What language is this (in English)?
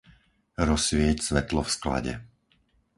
Slovak